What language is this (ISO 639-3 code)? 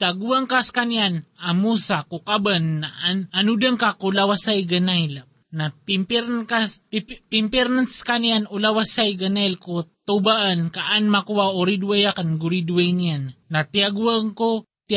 fil